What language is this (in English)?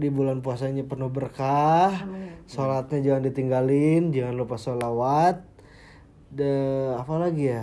Indonesian